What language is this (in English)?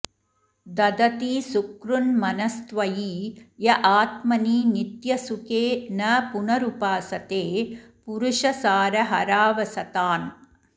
Sanskrit